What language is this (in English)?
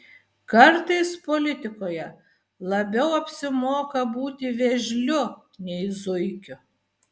Lithuanian